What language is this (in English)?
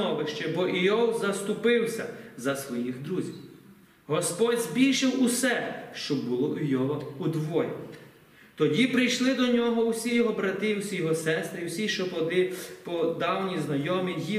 Ukrainian